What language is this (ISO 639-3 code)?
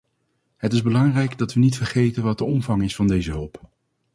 nld